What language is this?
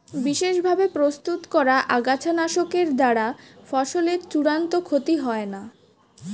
Bangla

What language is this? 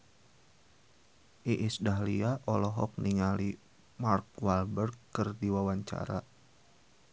Sundanese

